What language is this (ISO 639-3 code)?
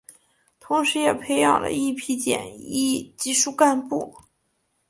zho